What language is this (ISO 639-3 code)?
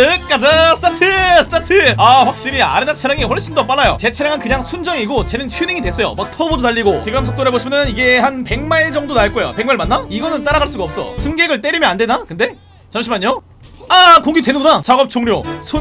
kor